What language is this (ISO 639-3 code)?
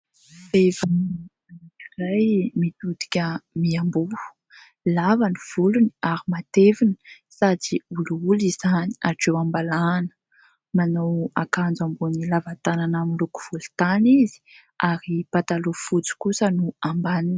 mlg